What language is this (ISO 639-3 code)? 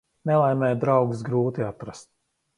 lav